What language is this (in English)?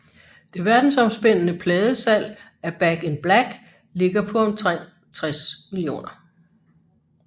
Danish